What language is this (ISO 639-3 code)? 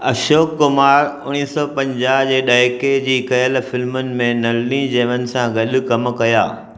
snd